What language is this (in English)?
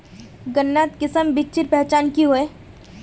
Magahi